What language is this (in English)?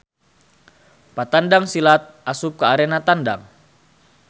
Sundanese